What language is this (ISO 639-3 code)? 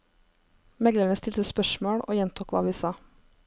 nor